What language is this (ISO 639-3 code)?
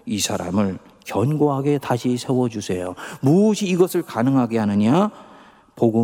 kor